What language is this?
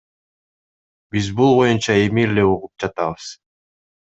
Kyrgyz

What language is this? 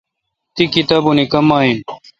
Kalkoti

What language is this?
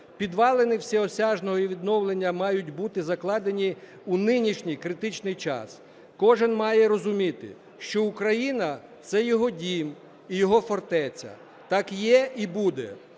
Ukrainian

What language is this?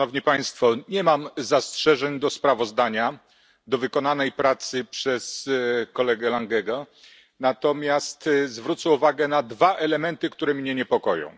Polish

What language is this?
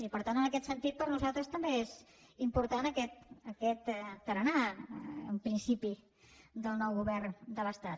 Catalan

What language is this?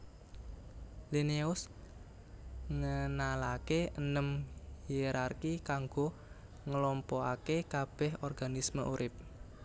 Javanese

